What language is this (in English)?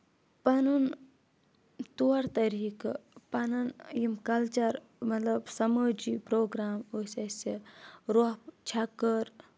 Kashmiri